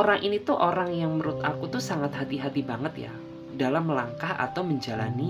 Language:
Indonesian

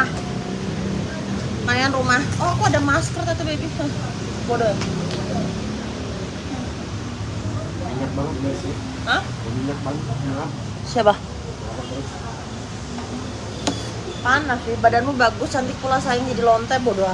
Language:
Indonesian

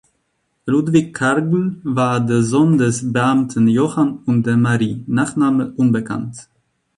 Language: German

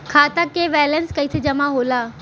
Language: Bhojpuri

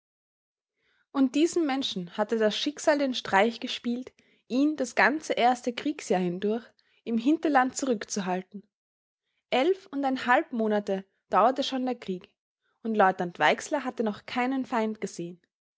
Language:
German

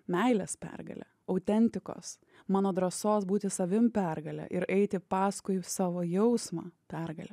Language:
Lithuanian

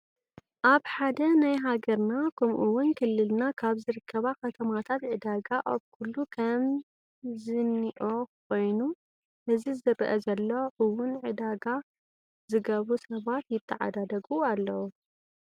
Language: Tigrinya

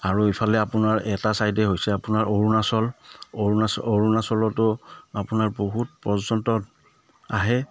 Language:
Assamese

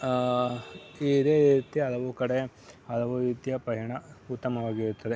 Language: Kannada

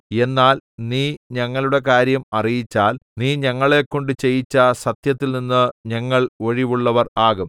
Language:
Malayalam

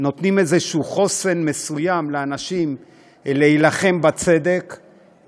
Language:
Hebrew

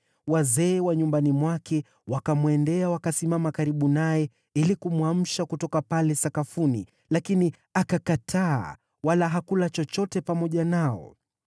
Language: Swahili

